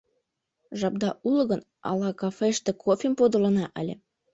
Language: Mari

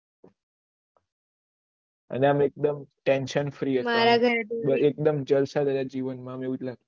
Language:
Gujarati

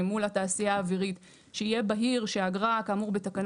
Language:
Hebrew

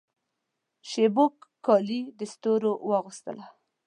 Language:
Pashto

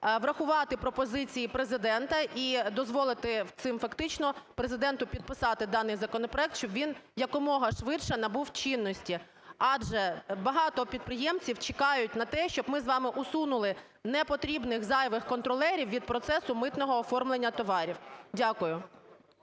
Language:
Ukrainian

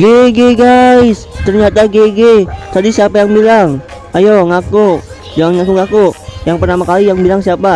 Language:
Indonesian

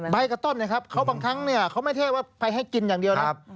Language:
Thai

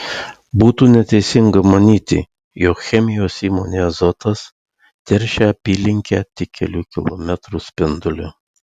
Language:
Lithuanian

